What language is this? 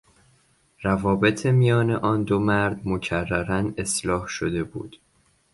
Persian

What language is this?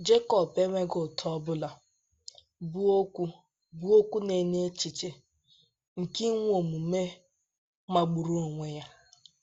Igbo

